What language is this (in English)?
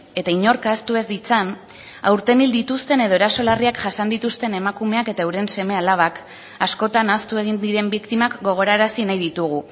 Basque